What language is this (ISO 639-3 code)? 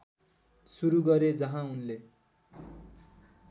nep